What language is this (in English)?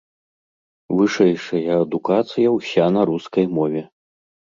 Belarusian